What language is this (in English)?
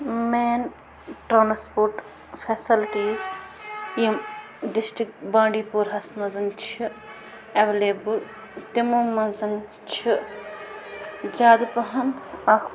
Kashmiri